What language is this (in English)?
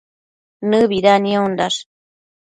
Matsés